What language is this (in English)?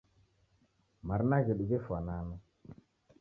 Taita